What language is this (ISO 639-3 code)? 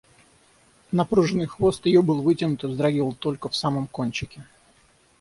rus